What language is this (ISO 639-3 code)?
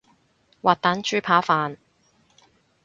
yue